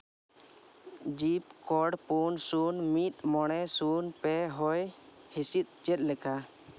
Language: Santali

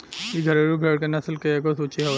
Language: Bhojpuri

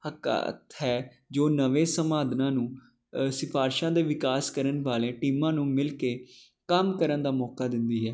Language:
Punjabi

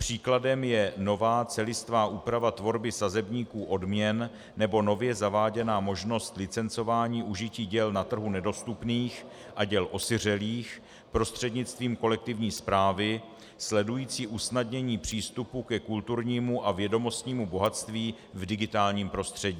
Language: Czech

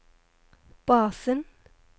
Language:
Norwegian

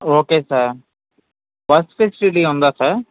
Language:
Telugu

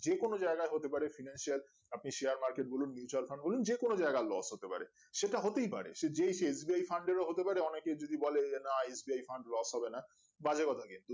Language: Bangla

